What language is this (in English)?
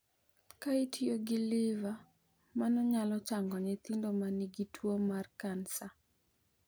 Luo (Kenya and Tanzania)